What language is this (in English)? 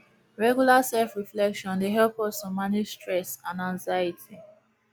Nigerian Pidgin